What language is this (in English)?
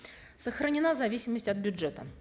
Kazakh